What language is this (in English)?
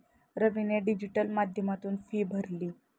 Marathi